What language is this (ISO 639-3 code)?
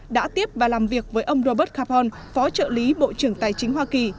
vie